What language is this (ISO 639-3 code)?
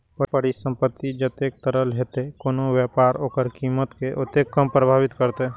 mai